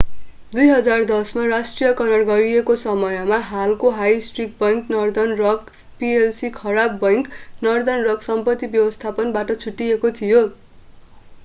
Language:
Nepali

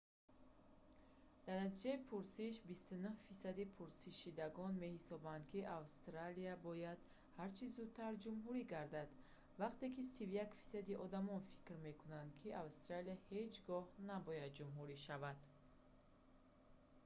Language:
Tajik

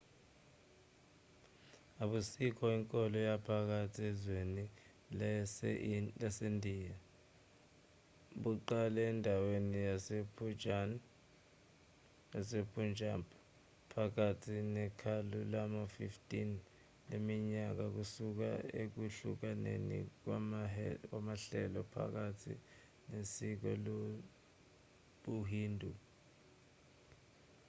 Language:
Zulu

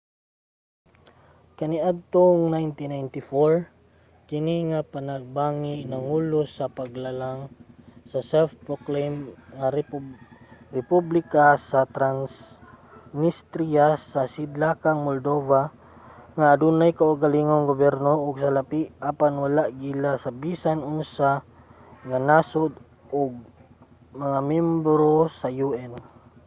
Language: Cebuano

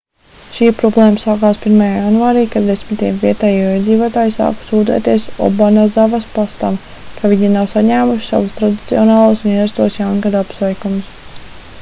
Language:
Latvian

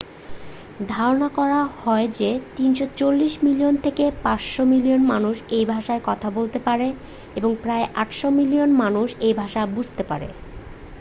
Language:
Bangla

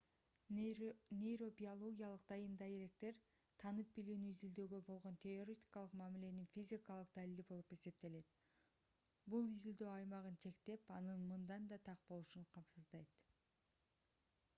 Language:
Kyrgyz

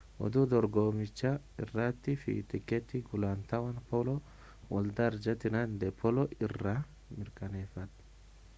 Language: Oromo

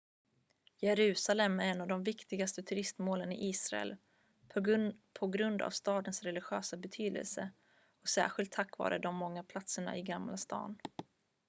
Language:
Swedish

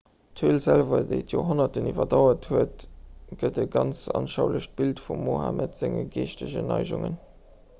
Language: Luxembourgish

